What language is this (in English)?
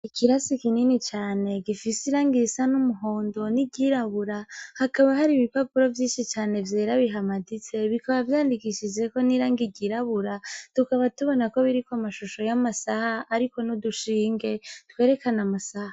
Rundi